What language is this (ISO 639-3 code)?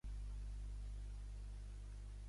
cat